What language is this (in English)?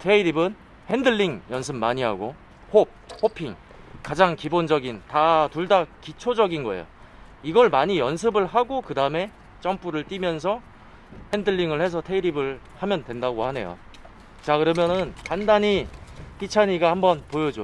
Korean